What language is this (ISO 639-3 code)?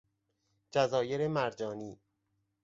fas